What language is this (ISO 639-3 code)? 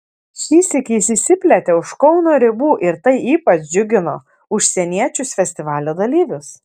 lit